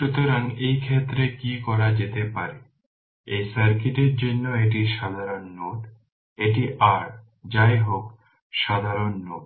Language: Bangla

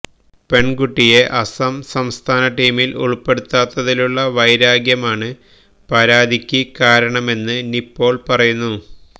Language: Malayalam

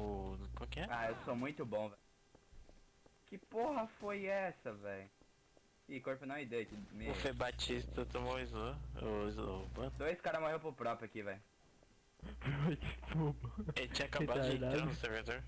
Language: Portuguese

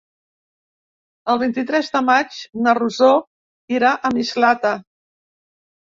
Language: Catalan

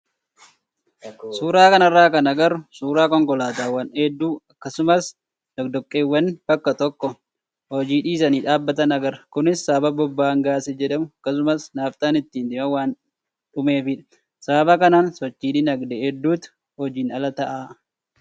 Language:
Oromo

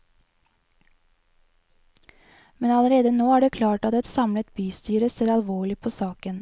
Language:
Norwegian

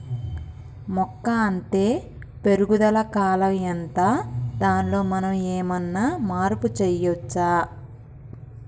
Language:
Telugu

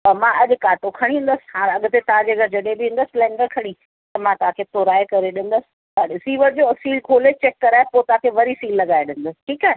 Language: Sindhi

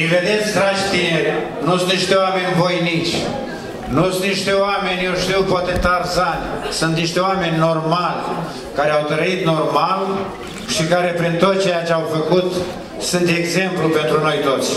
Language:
Romanian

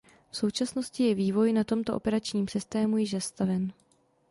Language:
Czech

